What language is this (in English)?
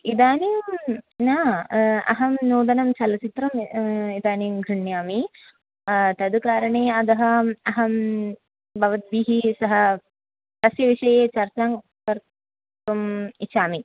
Sanskrit